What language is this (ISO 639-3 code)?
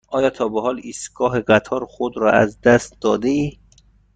fas